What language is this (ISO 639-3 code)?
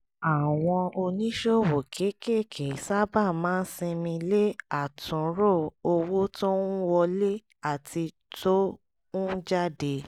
yor